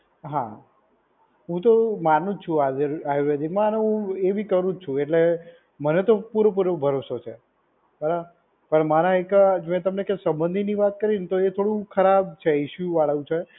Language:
Gujarati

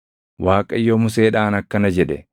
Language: Oromo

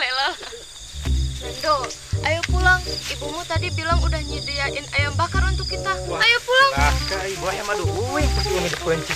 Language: Indonesian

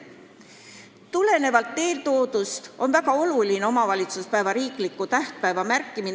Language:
Estonian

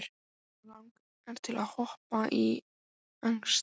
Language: Icelandic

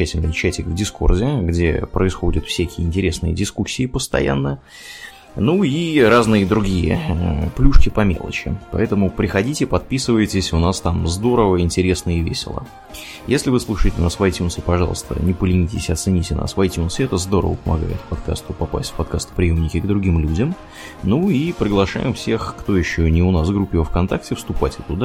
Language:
Russian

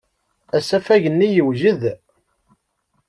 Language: Kabyle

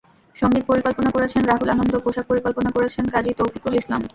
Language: Bangla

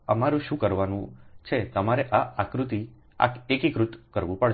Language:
Gujarati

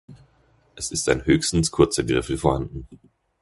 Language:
German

